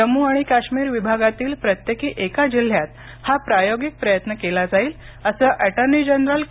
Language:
Marathi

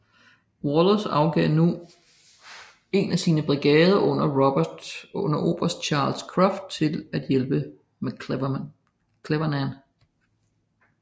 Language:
Danish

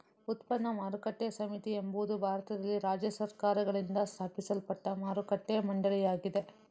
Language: Kannada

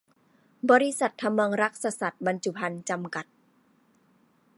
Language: Thai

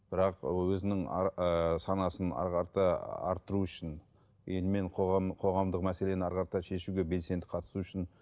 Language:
Kazakh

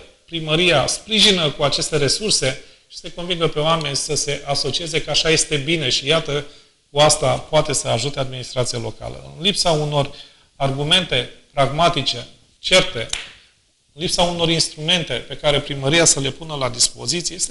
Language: Romanian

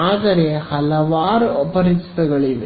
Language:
Kannada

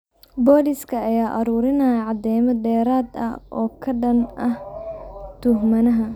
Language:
Somali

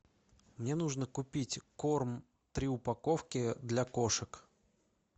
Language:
Russian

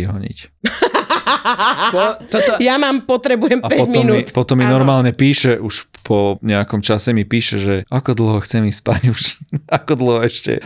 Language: Slovak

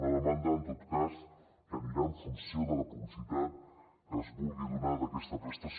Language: Catalan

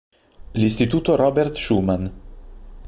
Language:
Italian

